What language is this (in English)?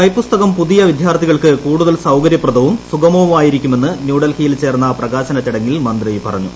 Malayalam